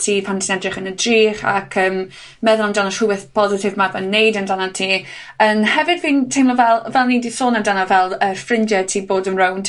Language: Welsh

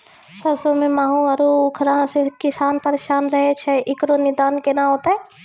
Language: Maithili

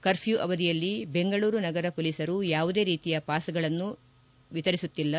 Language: Kannada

